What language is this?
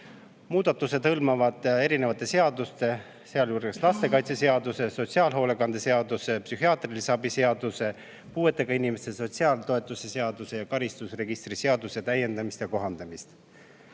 Estonian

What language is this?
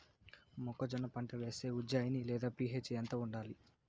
Telugu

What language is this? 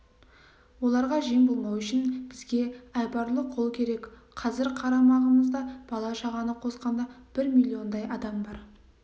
Kazakh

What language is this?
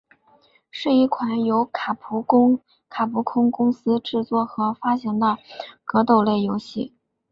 Chinese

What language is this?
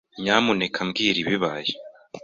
Kinyarwanda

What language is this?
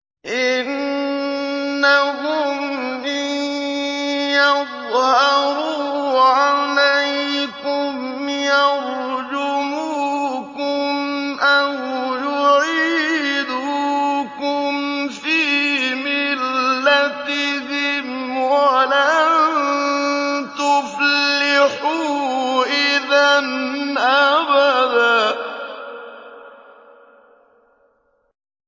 Arabic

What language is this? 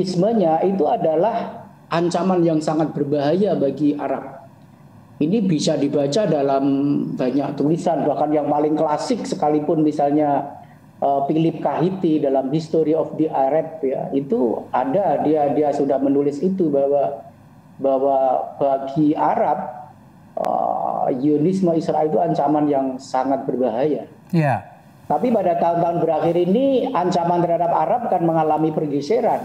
Indonesian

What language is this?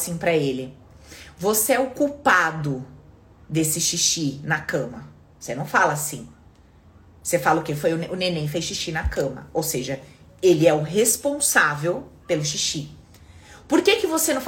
Portuguese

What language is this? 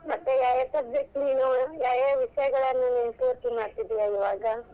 Kannada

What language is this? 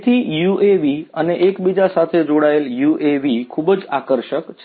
Gujarati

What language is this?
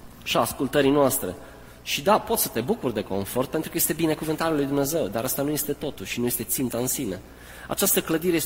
Romanian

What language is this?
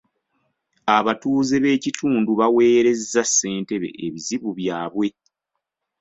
Ganda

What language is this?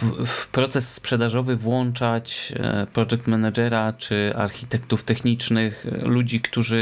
Polish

